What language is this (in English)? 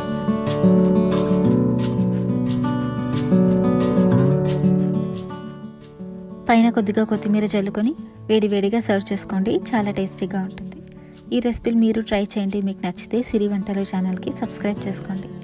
Indonesian